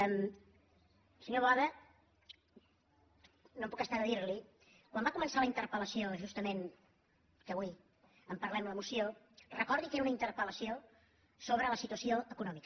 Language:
Catalan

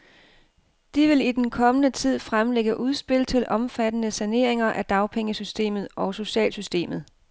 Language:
Danish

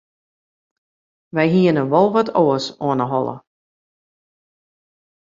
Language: Western Frisian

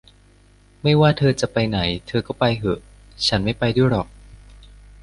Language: Thai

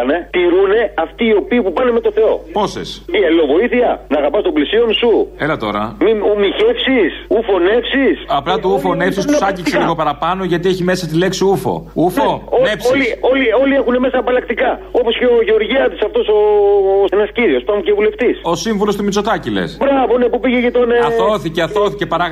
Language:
Greek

